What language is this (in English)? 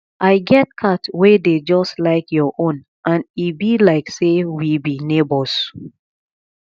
Nigerian Pidgin